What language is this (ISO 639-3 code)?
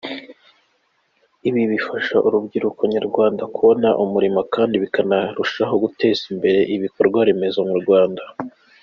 kin